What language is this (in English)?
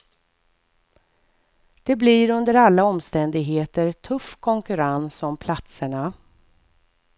Swedish